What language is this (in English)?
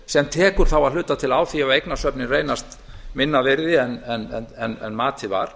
Icelandic